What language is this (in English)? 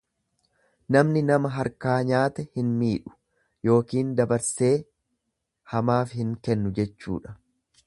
Oromo